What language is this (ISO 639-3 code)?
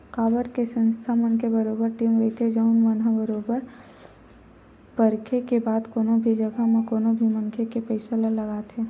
hne